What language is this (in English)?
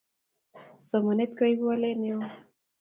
Kalenjin